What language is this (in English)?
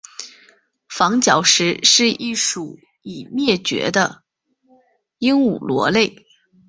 Chinese